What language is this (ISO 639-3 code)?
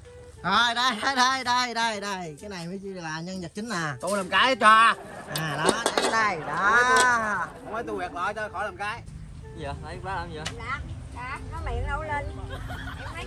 vie